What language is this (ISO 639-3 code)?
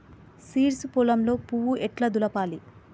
tel